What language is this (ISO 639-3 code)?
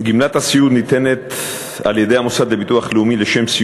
heb